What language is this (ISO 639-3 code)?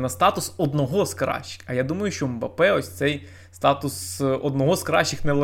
ukr